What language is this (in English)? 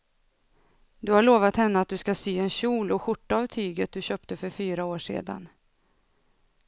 Swedish